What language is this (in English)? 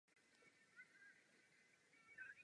Czech